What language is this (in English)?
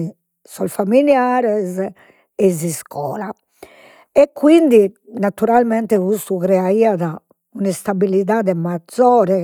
Sardinian